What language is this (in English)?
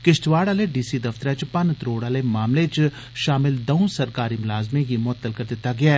Dogri